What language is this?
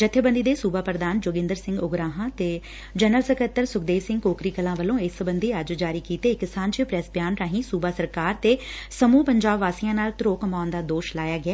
Punjabi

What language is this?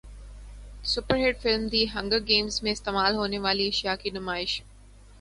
Urdu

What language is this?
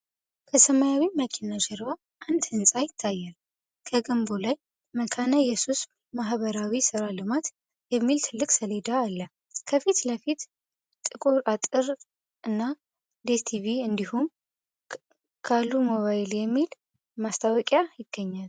Amharic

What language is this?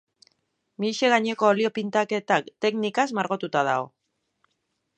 Basque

